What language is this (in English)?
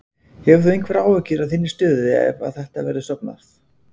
Icelandic